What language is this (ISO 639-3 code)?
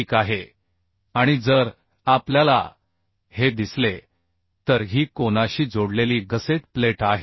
mar